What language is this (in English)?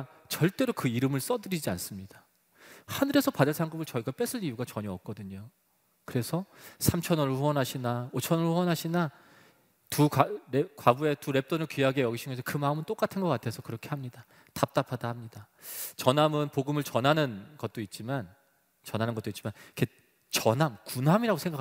Korean